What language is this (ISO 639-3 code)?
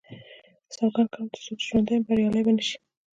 pus